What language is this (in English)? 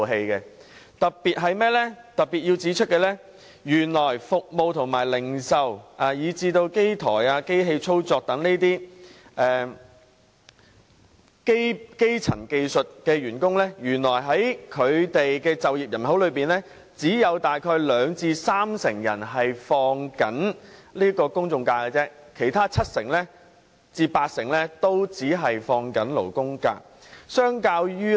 Cantonese